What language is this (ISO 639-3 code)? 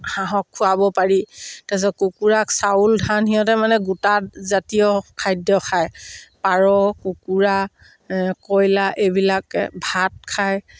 asm